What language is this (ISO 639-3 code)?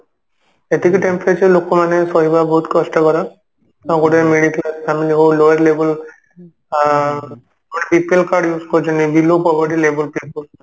ori